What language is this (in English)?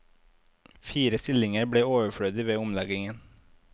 Norwegian